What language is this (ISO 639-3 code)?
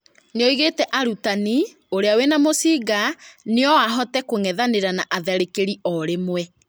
kik